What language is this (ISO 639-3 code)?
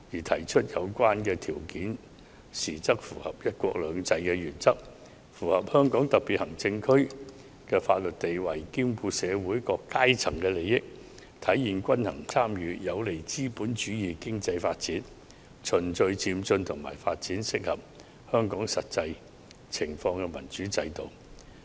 yue